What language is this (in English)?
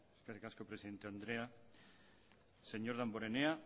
Basque